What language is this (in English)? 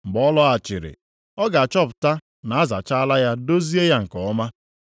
Igbo